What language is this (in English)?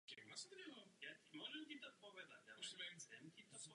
Czech